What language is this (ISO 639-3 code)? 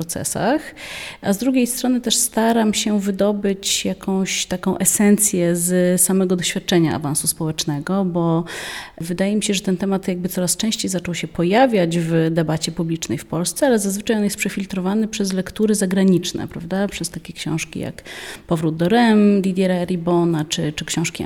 pol